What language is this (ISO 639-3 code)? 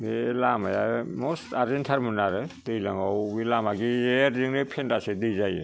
brx